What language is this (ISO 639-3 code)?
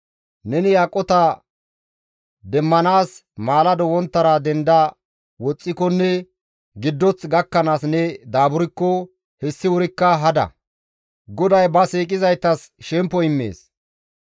gmv